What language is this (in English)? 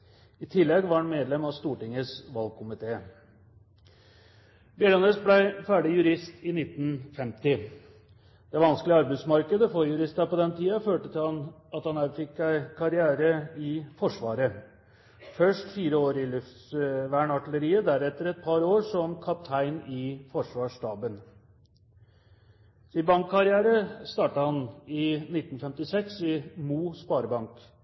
Norwegian Bokmål